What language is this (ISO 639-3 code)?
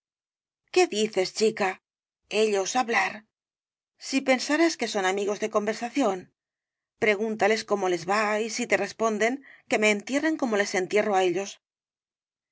spa